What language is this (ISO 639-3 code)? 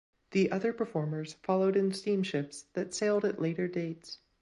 eng